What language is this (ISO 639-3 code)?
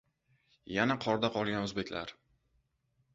uzb